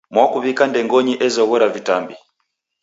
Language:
Taita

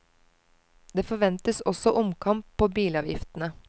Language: Norwegian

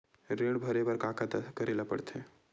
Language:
Chhattisgarhi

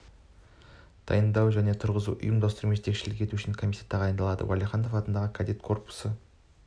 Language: Kazakh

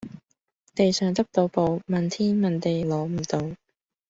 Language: Cantonese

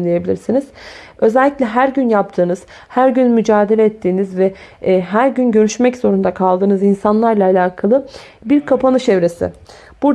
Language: Turkish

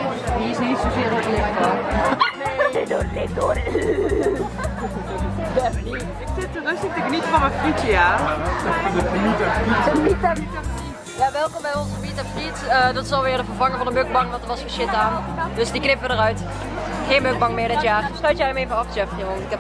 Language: Dutch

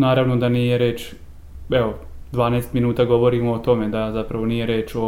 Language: Croatian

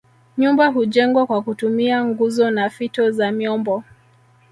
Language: Swahili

